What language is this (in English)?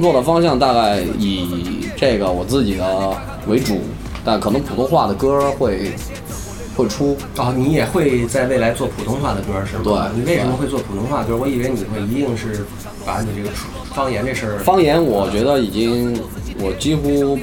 Chinese